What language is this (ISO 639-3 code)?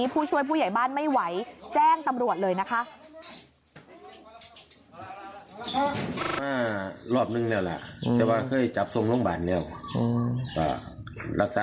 tha